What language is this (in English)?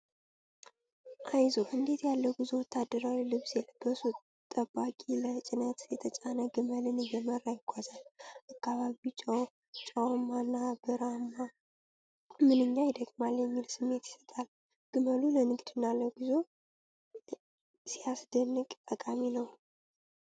Amharic